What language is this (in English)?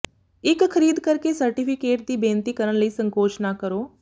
Punjabi